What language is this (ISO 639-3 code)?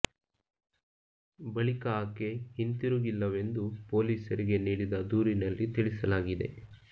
kan